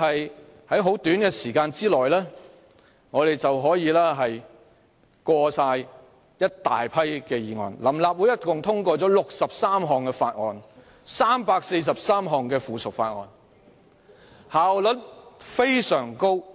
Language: Cantonese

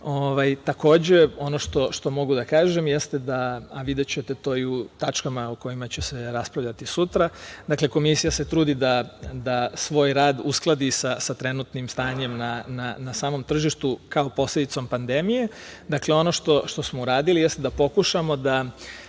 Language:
Serbian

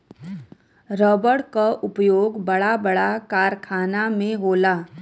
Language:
Bhojpuri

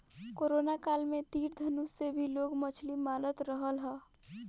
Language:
Bhojpuri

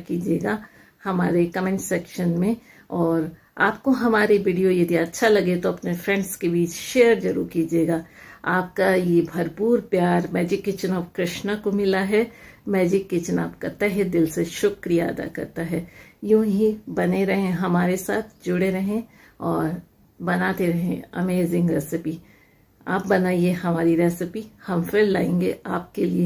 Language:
Hindi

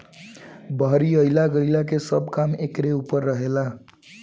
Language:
Bhojpuri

